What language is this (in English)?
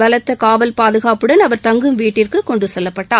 Tamil